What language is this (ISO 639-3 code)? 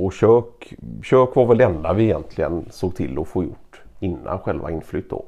swe